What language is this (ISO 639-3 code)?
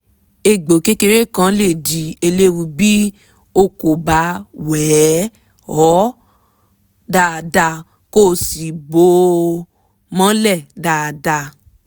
yor